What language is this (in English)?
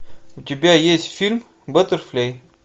Russian